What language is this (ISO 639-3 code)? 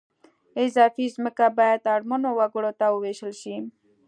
pus